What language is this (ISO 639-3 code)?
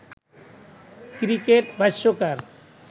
ben